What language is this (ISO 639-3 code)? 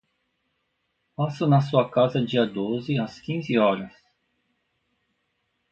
por